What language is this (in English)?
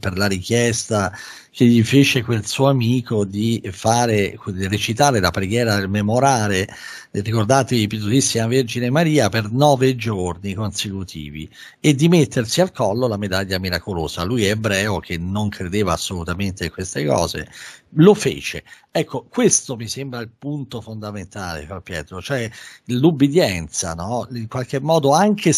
Italian